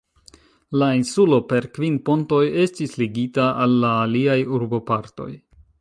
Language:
Esperanto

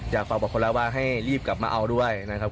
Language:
Thai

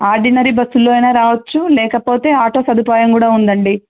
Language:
Telugu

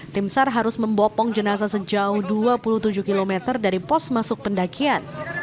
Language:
Indonesian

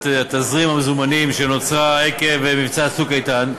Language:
Hebrew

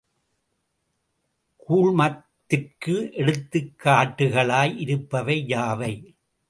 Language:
Tamil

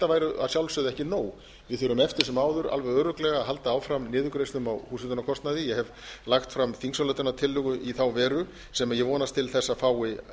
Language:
Icelandic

